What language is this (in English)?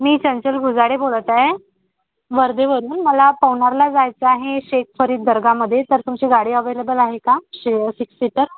Marathi